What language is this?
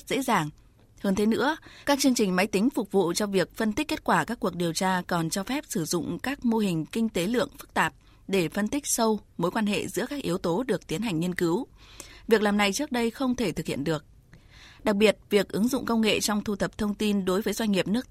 Vietnamese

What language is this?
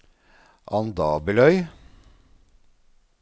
Norwegian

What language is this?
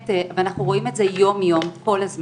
Hebrew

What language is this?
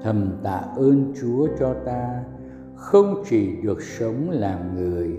Vietnamese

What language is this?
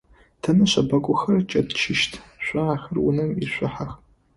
Adyghe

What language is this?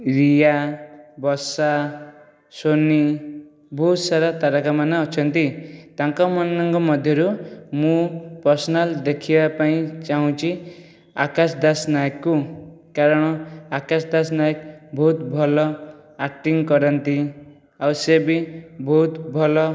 Odia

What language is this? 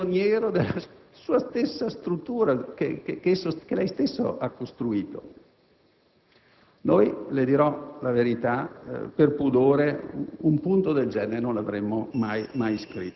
Italian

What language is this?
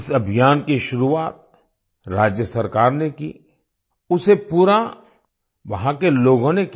Hindi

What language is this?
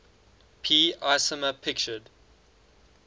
English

